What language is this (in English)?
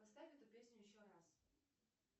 Russian